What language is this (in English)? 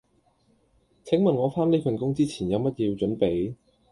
Cantonese